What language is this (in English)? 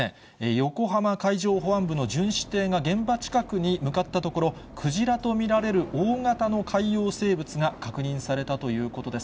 Japanese